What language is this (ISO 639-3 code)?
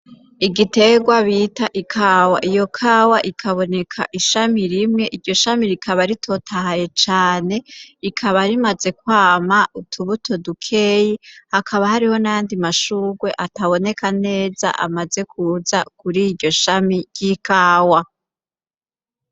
run